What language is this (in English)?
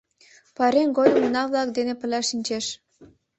Mari